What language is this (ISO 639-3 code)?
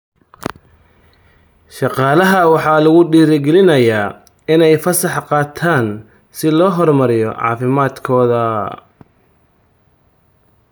som